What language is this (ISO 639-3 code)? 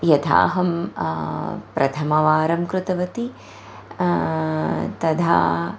san